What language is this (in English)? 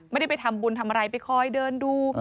Thai